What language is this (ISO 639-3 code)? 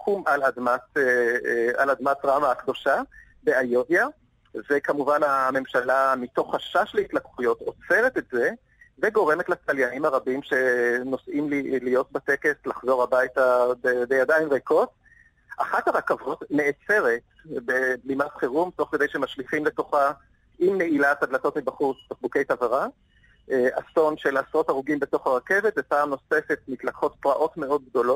heb